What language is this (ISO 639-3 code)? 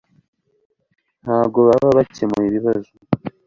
kin